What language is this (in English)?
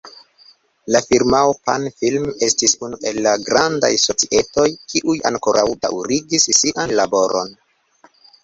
Esperanto